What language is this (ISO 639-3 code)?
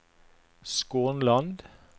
nor